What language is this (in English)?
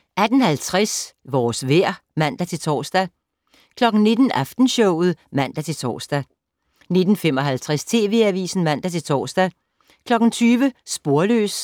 Danish